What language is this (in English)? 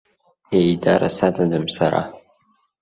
Abkhazian